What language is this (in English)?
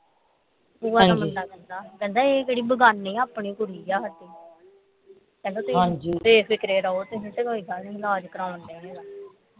Punjabi